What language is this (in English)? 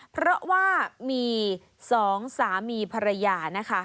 Thai